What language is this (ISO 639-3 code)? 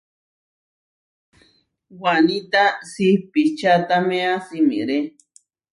var